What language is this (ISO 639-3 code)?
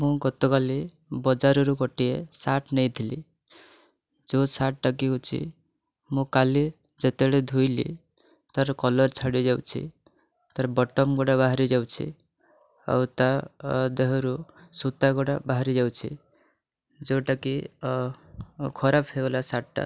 ori